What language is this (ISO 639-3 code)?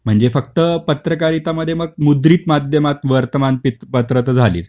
mar